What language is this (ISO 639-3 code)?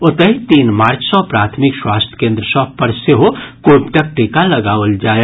mai